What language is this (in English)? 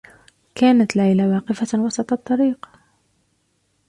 Arabic